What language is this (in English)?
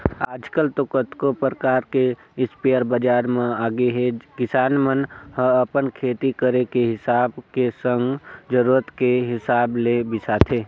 Chhattisgarhi